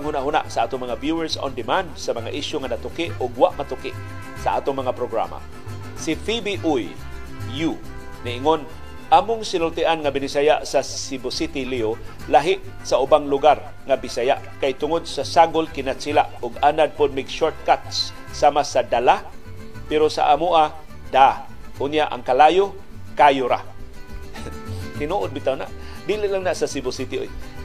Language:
Filipino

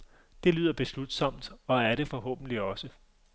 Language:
Danish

